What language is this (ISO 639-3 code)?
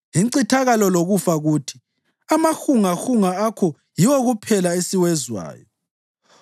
nde